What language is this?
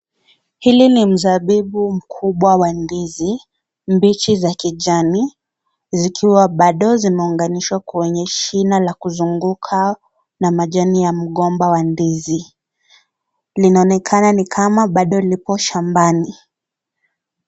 Swahili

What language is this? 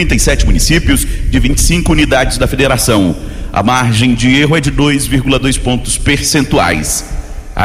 Portuguese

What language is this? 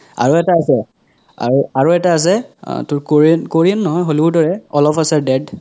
Assamese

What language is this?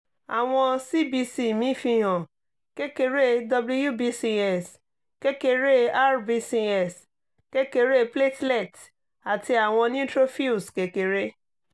Yoruba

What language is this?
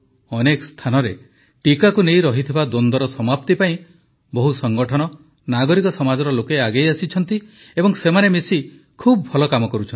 Odia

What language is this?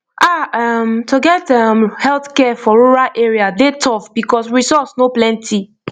Nigerian Pidgin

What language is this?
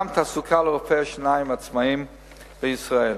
Hebrew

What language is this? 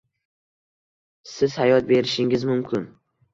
Uzbek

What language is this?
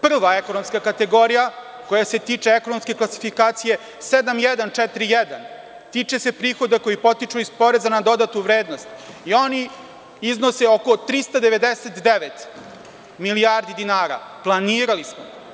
Serbian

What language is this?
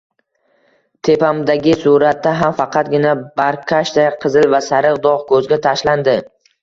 Uzbek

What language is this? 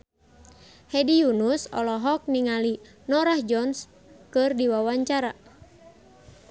Sundanese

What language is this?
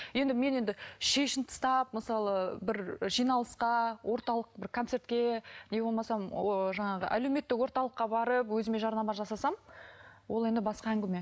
Kazakh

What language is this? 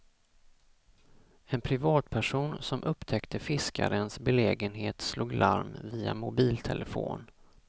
Swedish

